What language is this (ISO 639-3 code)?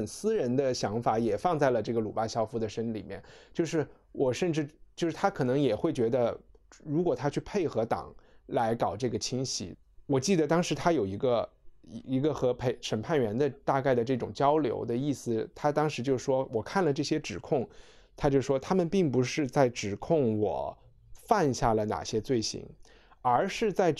zho